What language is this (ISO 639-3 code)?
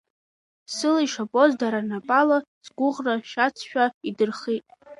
abk